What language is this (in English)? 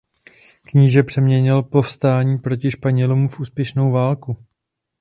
Czech